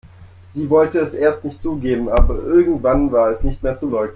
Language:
German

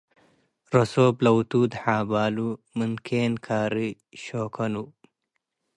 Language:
Tigre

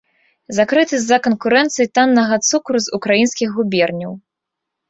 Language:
Belarusian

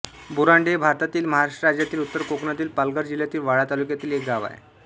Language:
Marathi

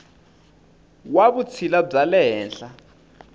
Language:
Tsonga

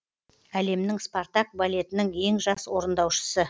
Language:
Kazakh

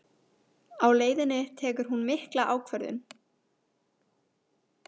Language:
Icelandic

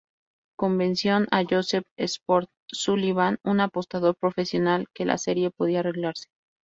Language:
Spanish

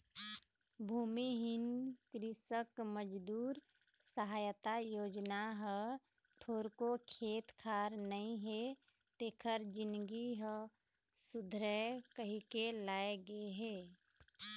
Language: Chhattisgarhi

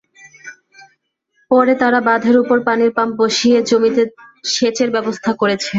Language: Bangla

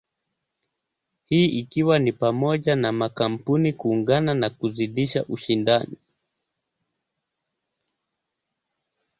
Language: Swahili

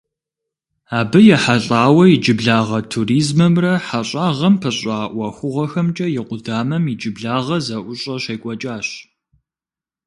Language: Kabardian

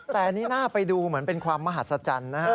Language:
Thai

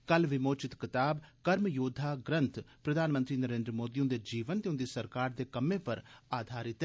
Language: Dogri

